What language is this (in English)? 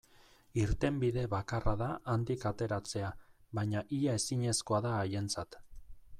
Basque